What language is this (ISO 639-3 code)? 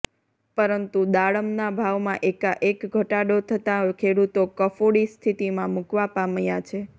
guj